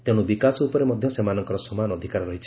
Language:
Odia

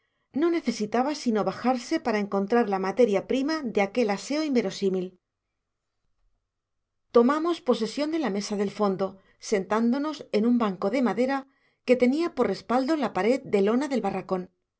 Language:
Spanish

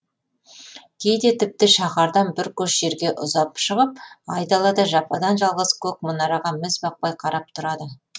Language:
Kazakh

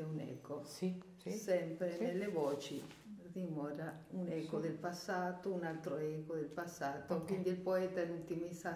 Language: Italian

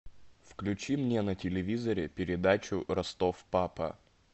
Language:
Russian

